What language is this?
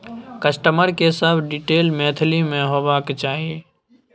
Maithili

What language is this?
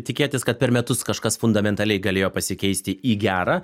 Lithuanian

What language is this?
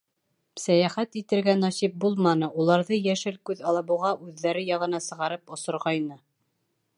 Bashkir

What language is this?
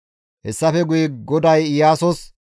Gamo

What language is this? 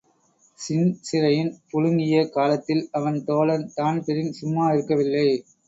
Tamil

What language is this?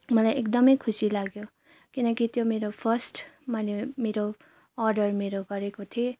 Nepali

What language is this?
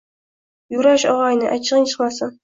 Uzbek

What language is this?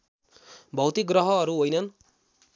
Nepali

